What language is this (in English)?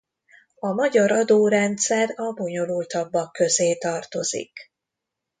Hungarian